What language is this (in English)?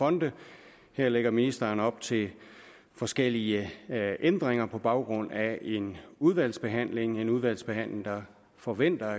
Danish